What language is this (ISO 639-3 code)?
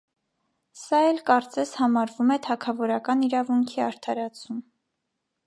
hye